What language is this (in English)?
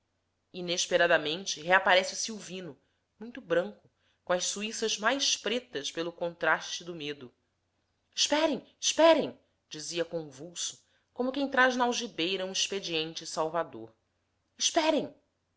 Portuguese